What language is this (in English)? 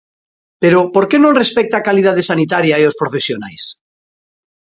Galician